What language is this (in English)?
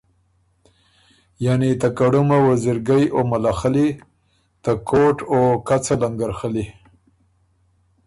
Ormuri